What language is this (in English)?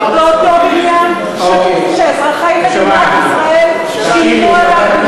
Hebrew